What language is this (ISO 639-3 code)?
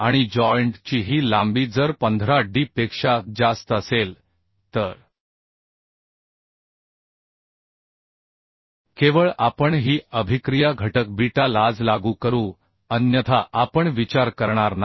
mar